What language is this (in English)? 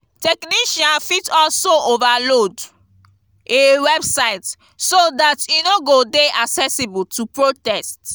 Nigerian Pidgin